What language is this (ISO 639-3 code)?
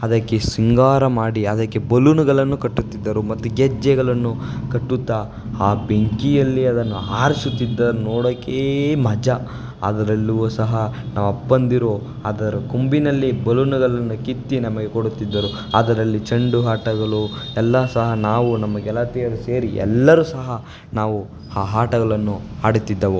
kan